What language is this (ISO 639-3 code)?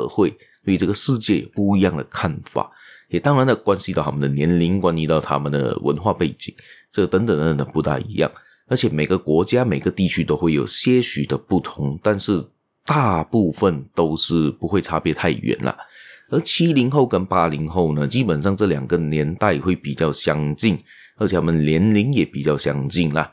zho